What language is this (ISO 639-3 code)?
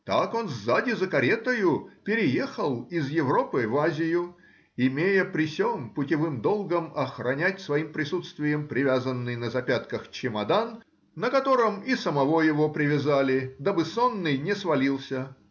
rus